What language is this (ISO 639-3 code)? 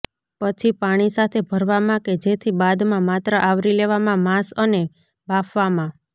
guj